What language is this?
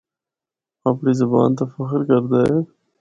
Northern Hindko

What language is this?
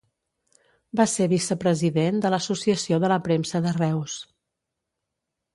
Catalan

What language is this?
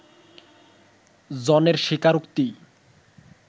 Bangla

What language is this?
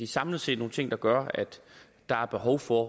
Danish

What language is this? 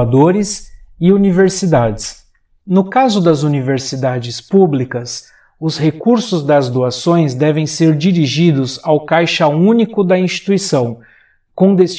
Portuguese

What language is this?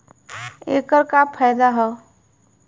Bhojpuri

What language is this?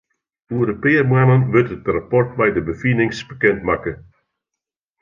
Western Frisian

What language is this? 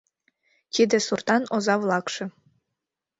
Mari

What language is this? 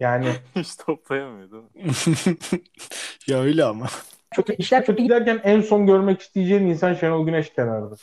Turkish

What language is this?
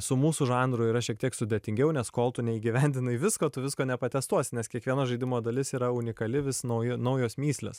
Lithuanian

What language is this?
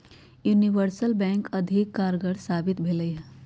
Magahi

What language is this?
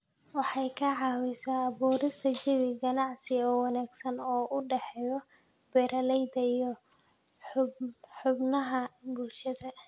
Somali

